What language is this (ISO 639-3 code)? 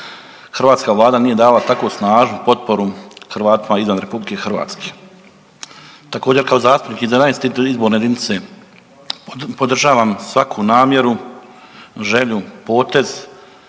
hrv